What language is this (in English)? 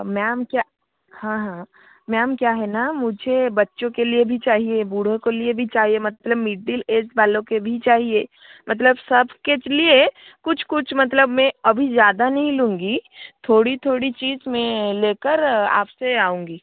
Hindi